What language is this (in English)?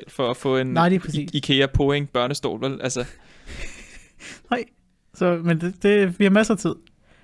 Danish